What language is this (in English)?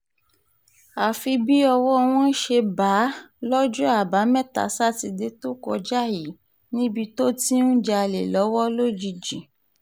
Yoruba